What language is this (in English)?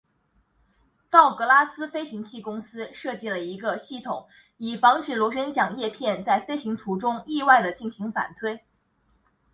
Chinese